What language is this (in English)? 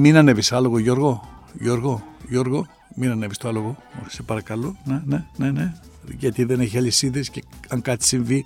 Greek